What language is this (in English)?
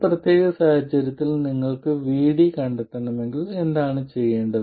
Malayalam